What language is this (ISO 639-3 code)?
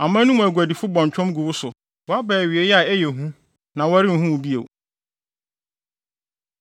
aka